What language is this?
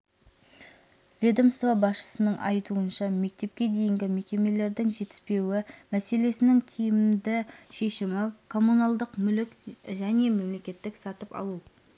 Kazakh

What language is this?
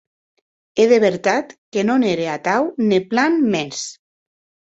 Occitan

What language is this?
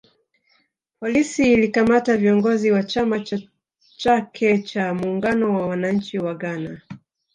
Swahili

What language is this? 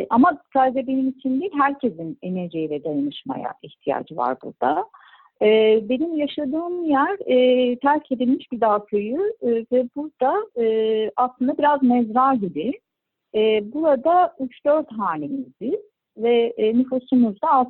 Turkish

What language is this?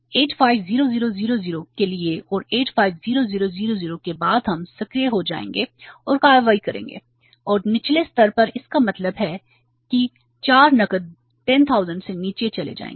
Hindi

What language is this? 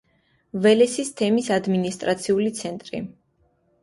Georgian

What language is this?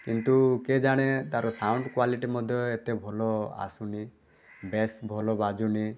Odia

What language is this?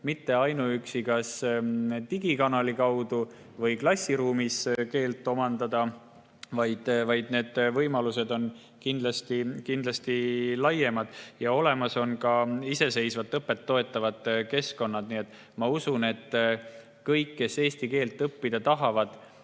Estonian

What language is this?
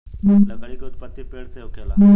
Bhojpuri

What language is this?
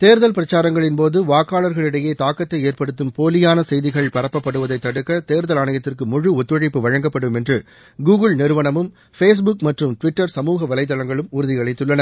Tamil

